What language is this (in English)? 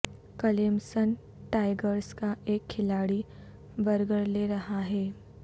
Urdu